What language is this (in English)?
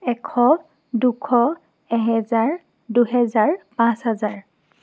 Assamese